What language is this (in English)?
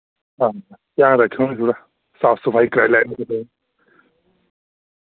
Dogri